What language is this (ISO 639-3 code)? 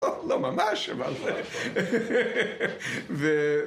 heb